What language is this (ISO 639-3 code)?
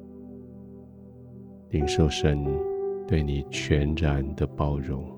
zho